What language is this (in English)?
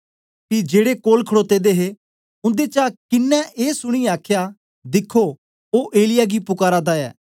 Dogri